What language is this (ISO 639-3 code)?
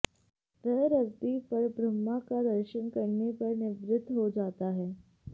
san